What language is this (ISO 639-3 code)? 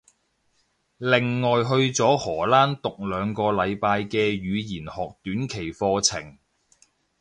yue